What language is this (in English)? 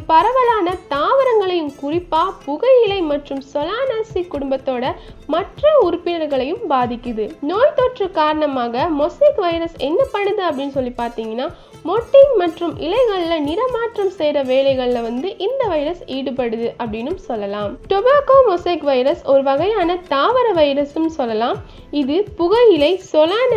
Tamil